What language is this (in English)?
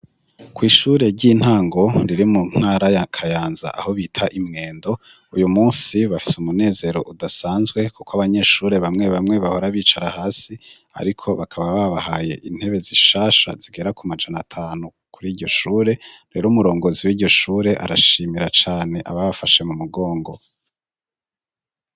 Rundi